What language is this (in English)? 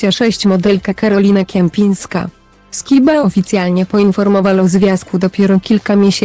Polish